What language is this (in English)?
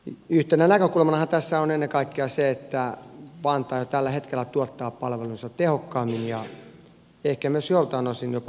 Finnish